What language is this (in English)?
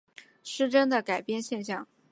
Chinese